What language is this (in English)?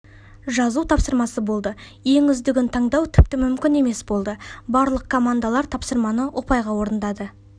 Kazakh